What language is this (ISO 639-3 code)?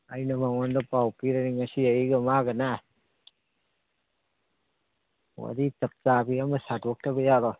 mni